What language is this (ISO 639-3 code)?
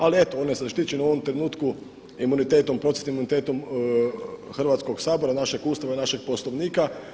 hrv